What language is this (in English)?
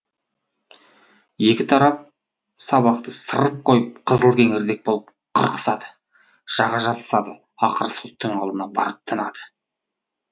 Kazakh